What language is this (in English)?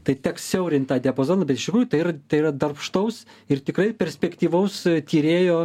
Lithuanian